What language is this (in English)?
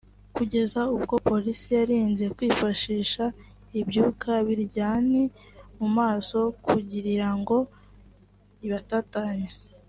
Kinyarwanda